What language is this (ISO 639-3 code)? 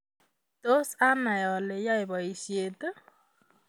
kln